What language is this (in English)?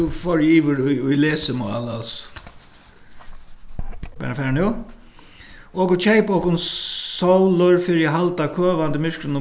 Faroese